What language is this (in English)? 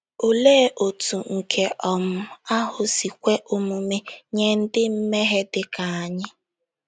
Igbo